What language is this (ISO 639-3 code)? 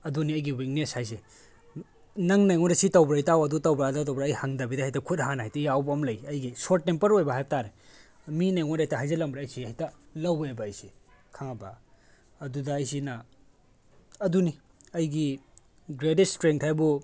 mni